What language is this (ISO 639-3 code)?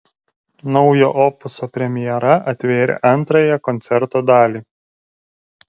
lit